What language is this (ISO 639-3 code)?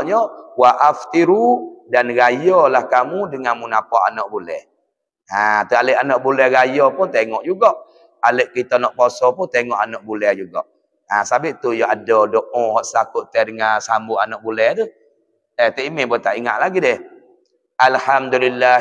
msa